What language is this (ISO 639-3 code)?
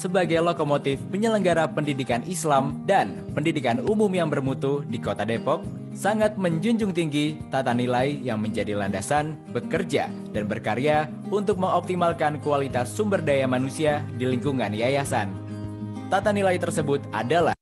ind